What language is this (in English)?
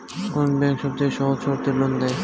Bangla